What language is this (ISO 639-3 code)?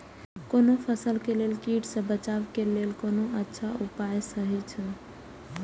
mai